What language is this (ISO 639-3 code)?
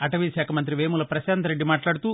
tel